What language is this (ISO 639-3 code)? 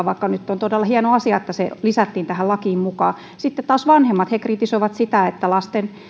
fin